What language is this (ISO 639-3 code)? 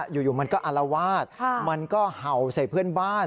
tha